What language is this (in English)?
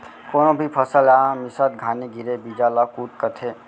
Chhattisgarhi